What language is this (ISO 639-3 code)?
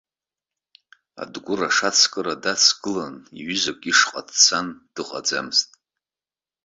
abk